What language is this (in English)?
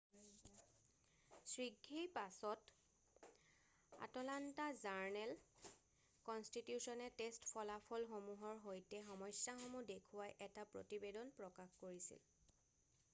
Assamese